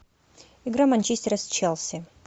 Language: Russian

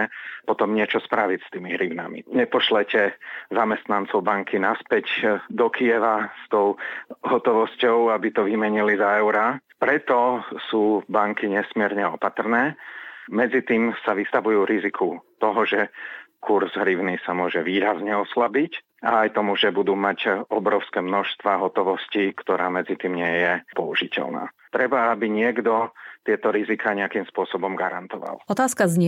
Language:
Slovak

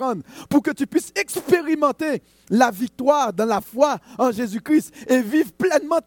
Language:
French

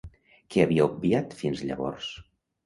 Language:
Catalan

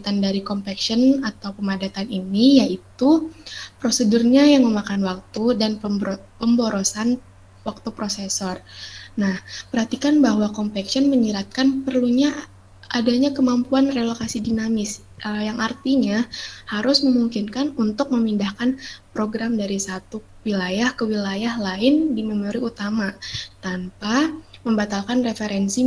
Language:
Indonesian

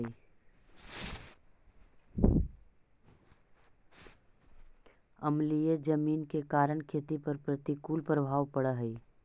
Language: Magahi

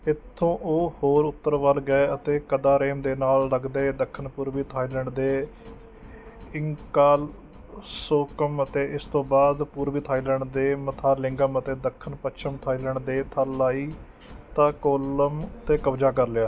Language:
Punjabi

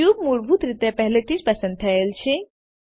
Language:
Gujarati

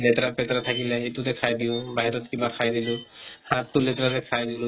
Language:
Assamese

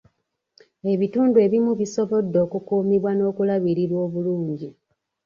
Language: Ganda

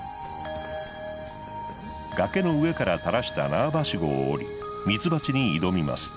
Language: Japanese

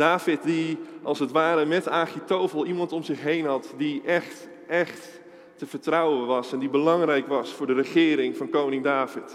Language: Dutch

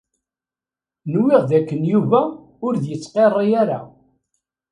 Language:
Kabyle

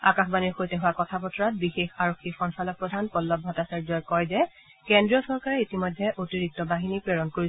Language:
Assamese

